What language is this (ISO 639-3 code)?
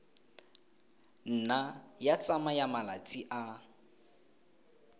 tsn